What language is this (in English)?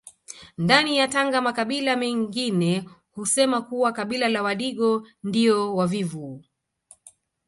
Swahili